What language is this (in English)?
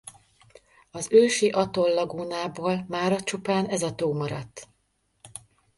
Hungarian